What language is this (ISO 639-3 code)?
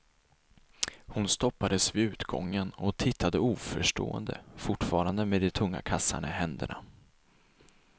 swe